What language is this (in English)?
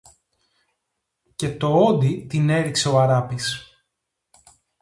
Greek